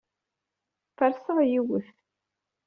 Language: Kabyle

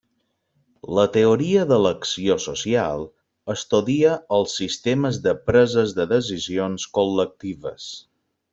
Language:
Catalan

